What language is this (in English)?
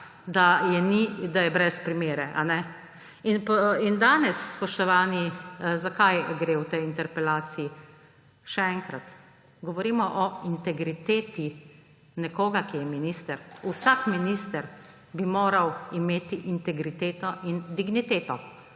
Slovenian